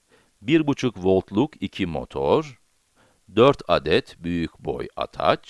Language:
Turkish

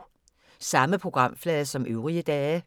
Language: Danish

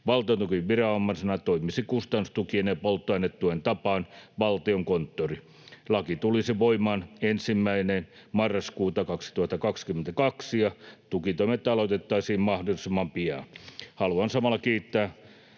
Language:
Finnish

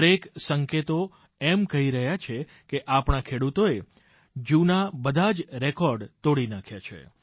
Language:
Gujarati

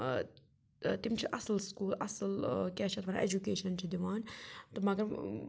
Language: Kashmiri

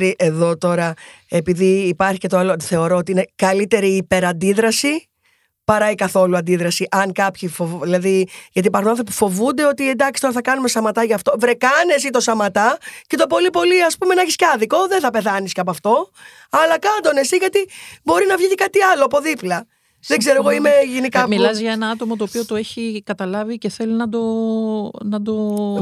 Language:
Greek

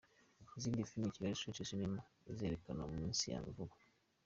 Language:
Kinyarwanda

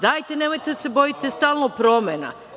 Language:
Serbian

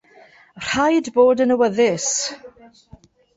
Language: Welsh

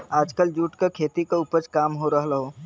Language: Bhojpuri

